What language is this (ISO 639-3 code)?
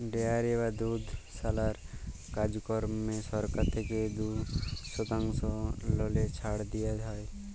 ben